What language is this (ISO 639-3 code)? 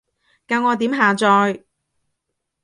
yue